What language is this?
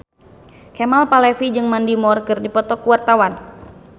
Sundanese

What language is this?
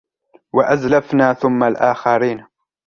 Arabic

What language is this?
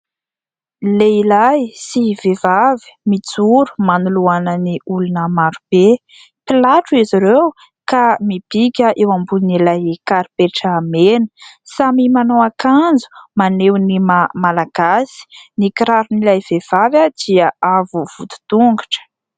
Malagasy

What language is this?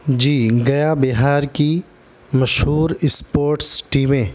Urdu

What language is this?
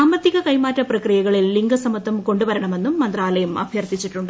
Malayalam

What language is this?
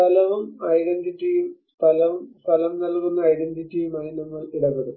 Malayalam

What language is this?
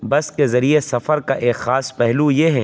Urdu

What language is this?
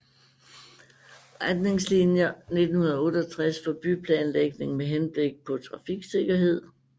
Danish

